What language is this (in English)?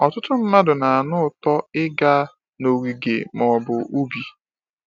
Igbo